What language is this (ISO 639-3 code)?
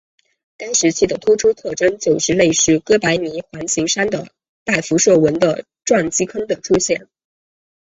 zho